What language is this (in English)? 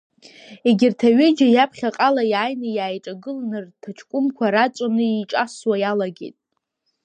Abkhazian